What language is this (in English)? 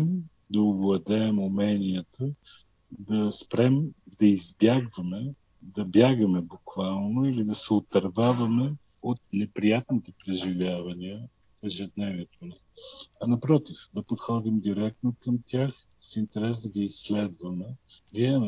Bulgarian